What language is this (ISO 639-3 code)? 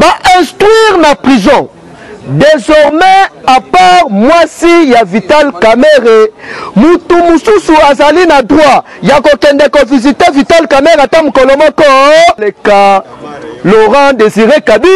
fra